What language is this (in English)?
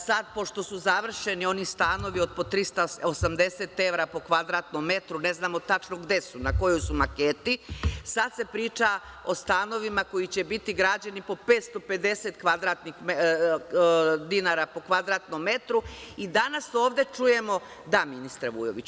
Serbian